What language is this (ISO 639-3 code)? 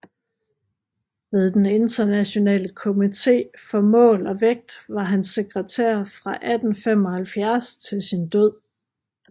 dan